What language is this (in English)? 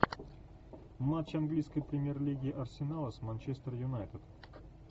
Russian